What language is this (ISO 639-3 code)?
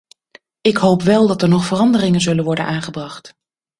nld